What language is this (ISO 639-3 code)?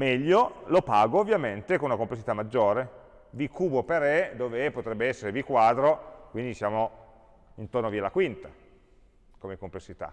ita